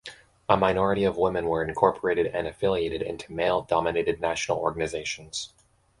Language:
English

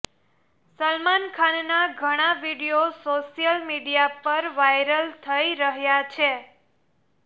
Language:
Gujarati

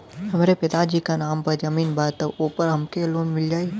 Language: Bhojpuri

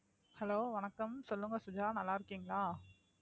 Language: Tamil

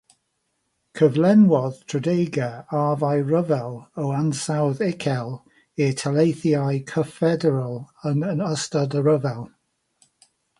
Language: Welsh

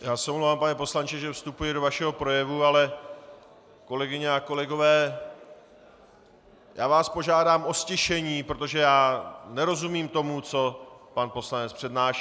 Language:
Czech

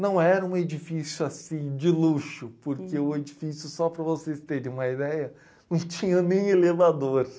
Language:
Portuguese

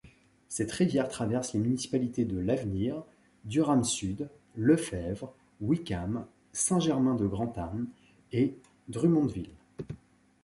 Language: French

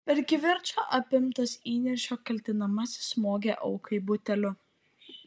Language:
Lithuanian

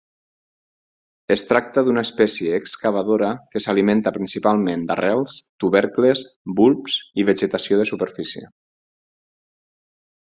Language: Catalan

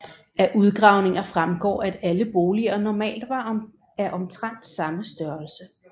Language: Danish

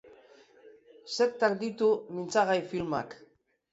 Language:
Basque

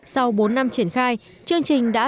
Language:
Vietnamese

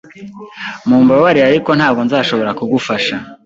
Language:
Kinyarwanda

